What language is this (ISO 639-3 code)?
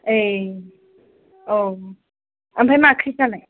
brx